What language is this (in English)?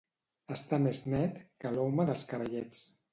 Catalan